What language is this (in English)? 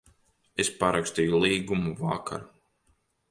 Latvian